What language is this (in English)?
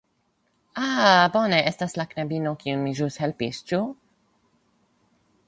Esperanto